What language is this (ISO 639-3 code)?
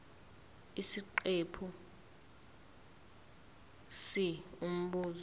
zul